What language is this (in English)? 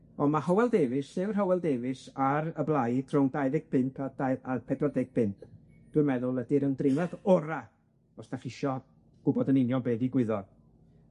Welsh